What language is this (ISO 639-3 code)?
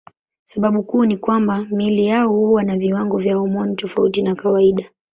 swa